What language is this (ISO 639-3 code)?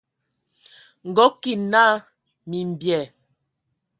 ewo